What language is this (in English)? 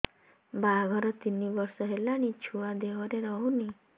Odia